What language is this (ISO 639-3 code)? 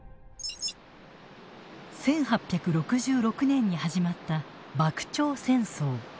jpn